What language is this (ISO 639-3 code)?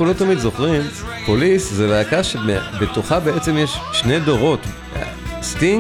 heb